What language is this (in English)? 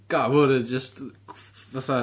Welsh